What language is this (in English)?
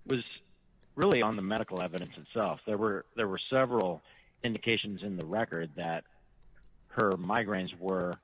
English